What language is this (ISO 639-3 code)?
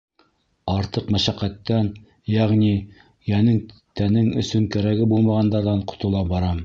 bak